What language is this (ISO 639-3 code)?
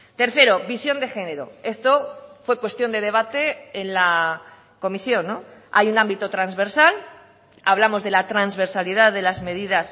spa